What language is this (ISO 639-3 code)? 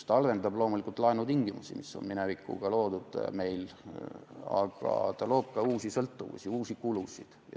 est